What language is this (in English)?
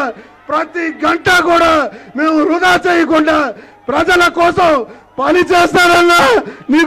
Telugu